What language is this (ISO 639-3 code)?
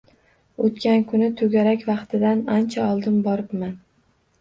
uzb